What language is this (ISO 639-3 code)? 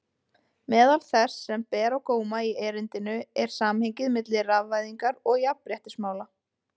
isl